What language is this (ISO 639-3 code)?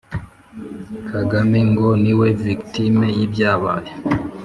kin